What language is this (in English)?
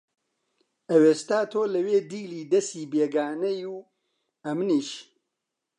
Central Kurdish